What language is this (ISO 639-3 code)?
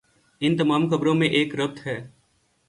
urd